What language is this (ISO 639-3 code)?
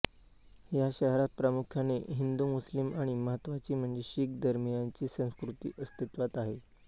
mar